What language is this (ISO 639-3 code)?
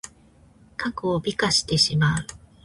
jpn